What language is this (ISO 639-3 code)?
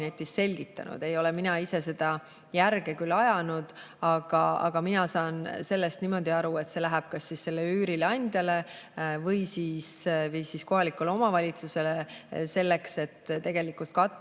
est